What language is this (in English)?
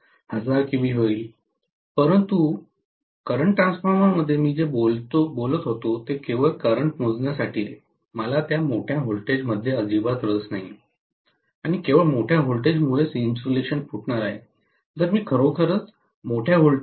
Marathi